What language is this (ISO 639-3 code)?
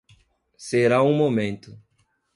por